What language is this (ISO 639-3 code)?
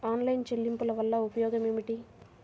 tel